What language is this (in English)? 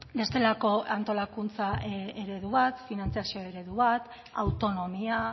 Basque